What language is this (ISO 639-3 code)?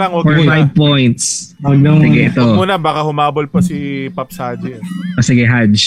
fil